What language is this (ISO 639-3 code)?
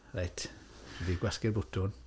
cym